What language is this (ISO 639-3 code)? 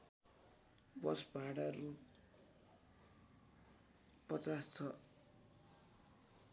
nep